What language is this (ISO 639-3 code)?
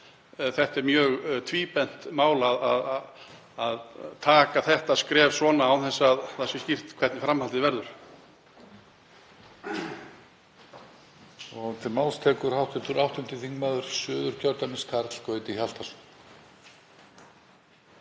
isl